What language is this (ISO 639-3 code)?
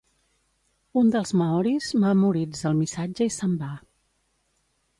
cat